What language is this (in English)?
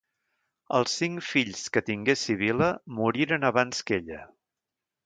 Catalan